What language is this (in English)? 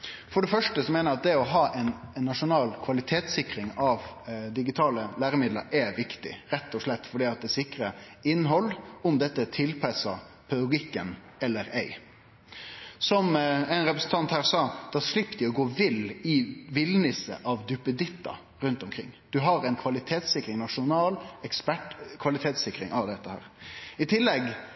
Norwegian Nynorsk